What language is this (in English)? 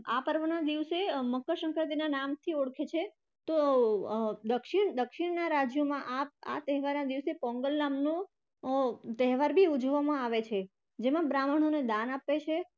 Gujarati